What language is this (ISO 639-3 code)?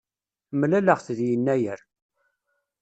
kab